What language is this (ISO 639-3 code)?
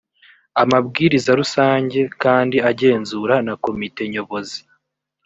kin